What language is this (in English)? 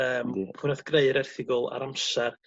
Welsh